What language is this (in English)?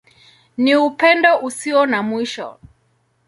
Swahili